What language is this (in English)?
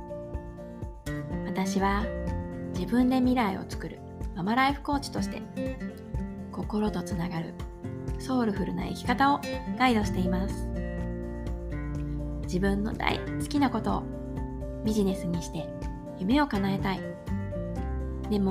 Japanese